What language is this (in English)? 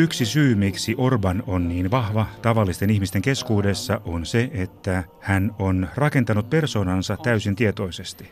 Finnish